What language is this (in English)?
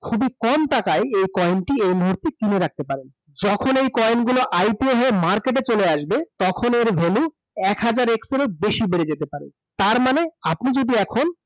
Bangla